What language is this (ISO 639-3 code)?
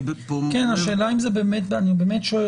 heb